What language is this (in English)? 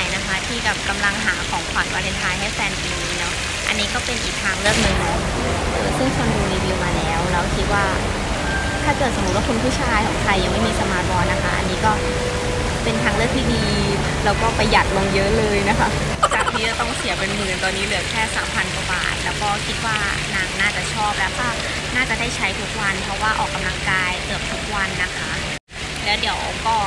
Thai